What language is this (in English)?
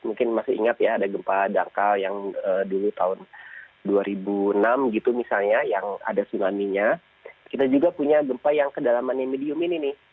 Indonesian